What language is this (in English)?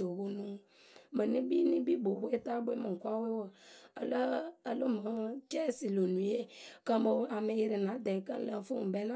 Akebu